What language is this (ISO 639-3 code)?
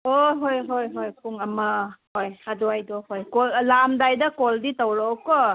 mni